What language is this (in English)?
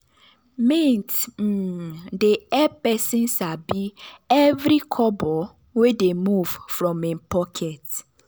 Nigerian Pidgin